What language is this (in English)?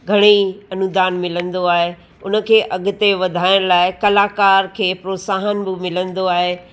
Sindhi